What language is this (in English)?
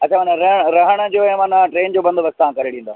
Sindhi